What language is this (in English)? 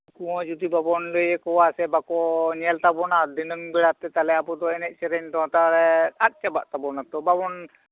Santali